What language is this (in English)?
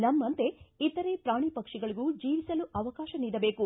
Kannada